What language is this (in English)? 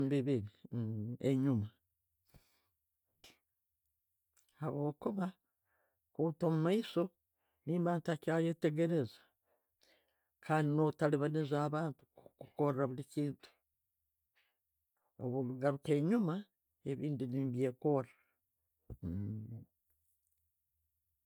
Tooro